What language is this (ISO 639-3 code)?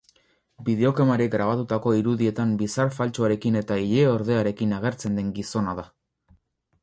eus